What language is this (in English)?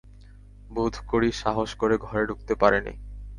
Bangla